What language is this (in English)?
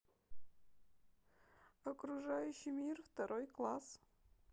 Russian